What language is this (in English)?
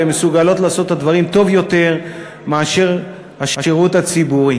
Hebrew